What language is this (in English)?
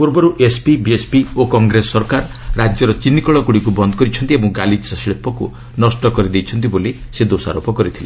Odia